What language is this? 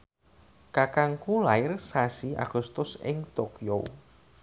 Javanese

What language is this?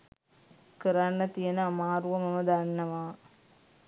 Sinhala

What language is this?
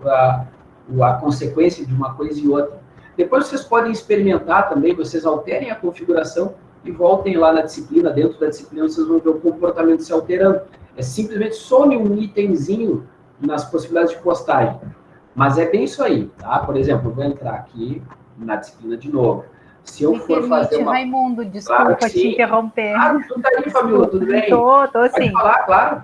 Portuguese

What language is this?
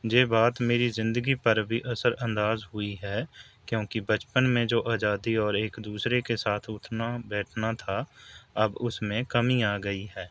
Urdu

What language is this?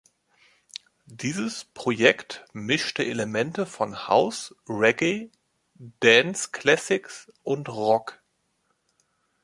German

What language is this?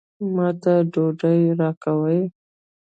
Pashto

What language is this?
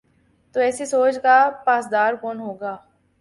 Urdu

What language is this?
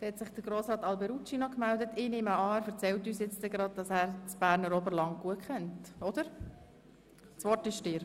Swiss German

